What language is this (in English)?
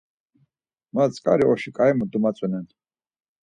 Laz